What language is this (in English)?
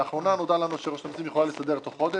Hebrew